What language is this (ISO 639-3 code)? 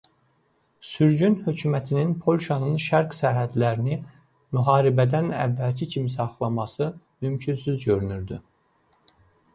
aze